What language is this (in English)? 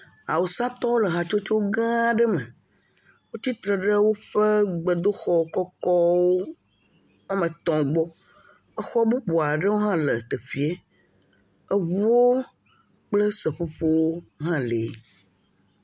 Ewe